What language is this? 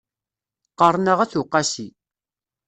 Kabyle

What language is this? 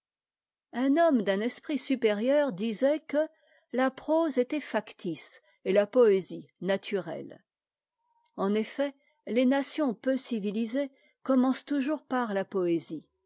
French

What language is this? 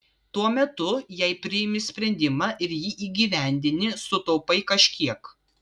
Lithuanian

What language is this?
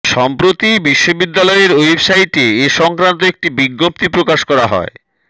Bangla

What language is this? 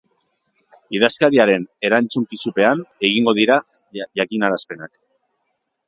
Basque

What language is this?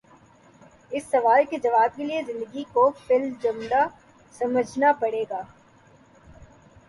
Urdu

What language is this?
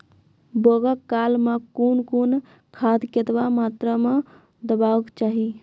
Maithili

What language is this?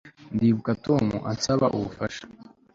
Kinyarwanda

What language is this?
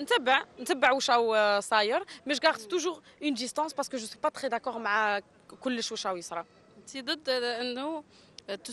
Arabic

